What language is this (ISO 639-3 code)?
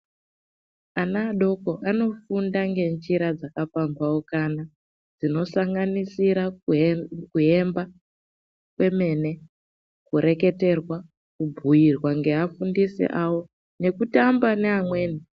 ndc